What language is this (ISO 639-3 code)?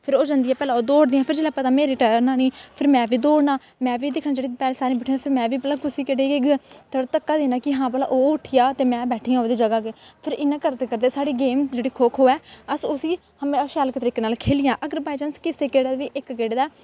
doi